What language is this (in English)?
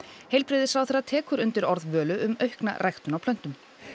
Icelandic